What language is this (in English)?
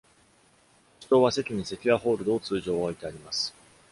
Japanese